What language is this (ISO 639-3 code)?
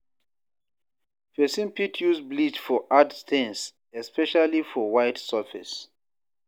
pcm